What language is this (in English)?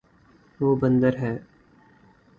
Urdu